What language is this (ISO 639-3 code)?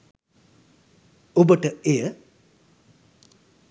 sin